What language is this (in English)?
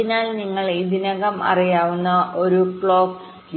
Malayalam